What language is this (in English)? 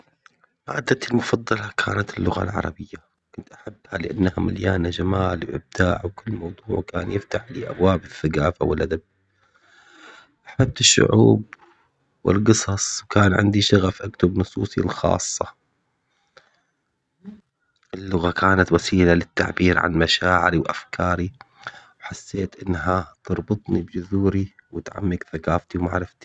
Omani Arabic